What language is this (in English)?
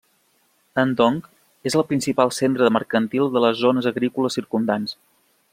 Catalan